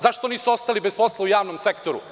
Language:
Serbian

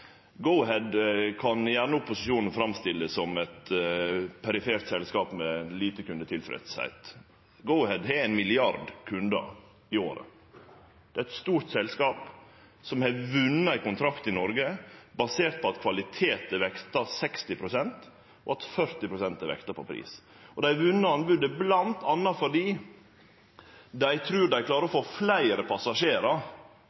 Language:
Norwegian Nynorsk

